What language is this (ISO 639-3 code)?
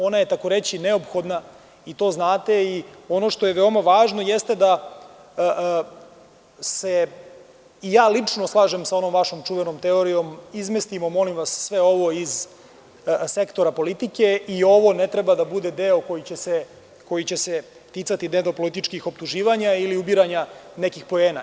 srp